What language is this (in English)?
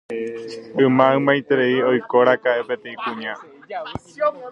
Guarani